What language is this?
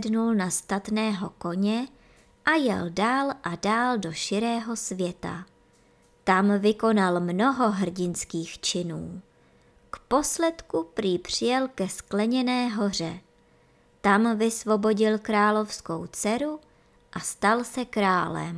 Czech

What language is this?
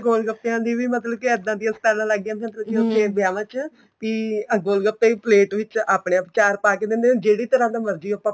Punjabi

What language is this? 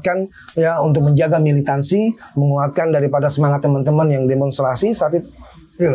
Indonesian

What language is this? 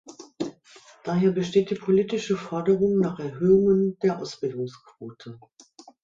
German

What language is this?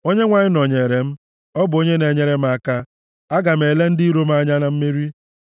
Igbo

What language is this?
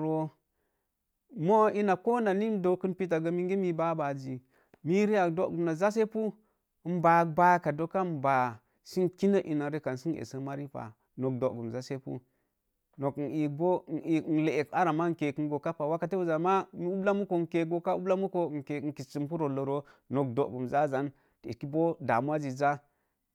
Mom Jango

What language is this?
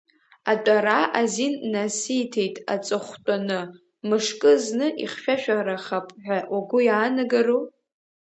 Abkhazian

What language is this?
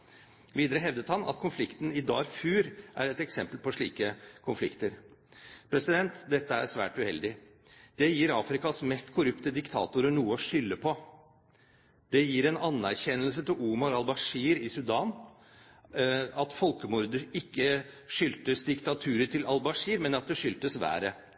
Norwegian Bokmål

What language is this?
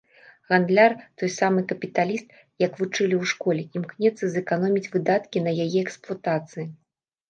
Belarusian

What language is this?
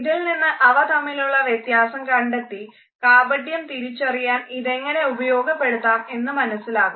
Malayalam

